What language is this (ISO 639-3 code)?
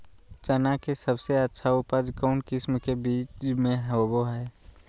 mag